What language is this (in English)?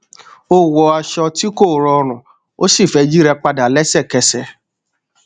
Yoruba